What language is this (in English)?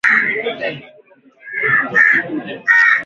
Swahili